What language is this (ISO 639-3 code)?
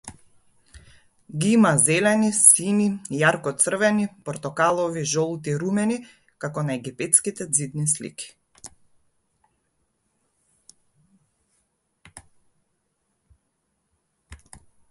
mkd